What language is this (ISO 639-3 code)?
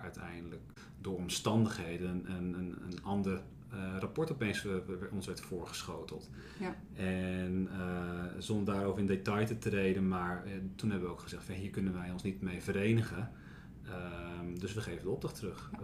nld